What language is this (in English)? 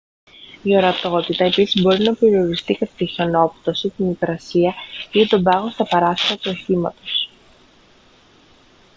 Greek